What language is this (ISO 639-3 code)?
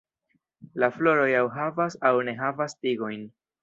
epo